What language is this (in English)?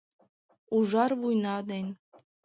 Mari